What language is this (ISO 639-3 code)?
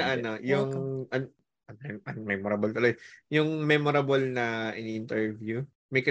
fil